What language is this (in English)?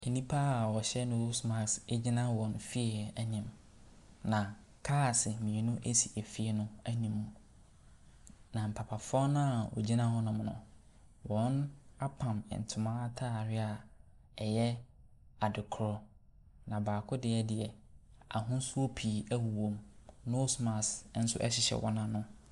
Akan